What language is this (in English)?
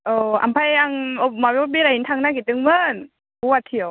Bodo